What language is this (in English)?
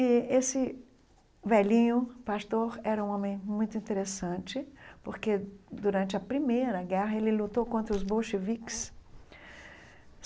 Portuguese